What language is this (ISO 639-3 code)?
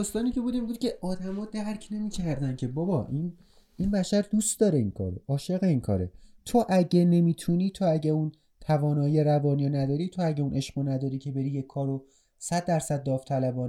fas